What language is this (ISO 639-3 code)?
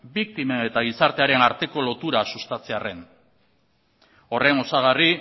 eus